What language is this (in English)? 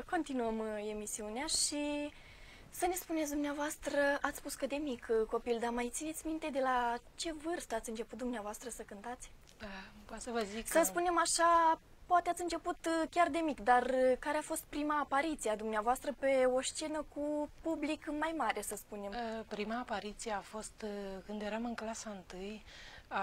Romanian